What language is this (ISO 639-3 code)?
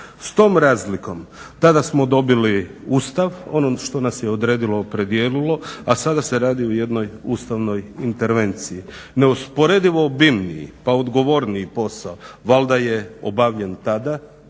hrv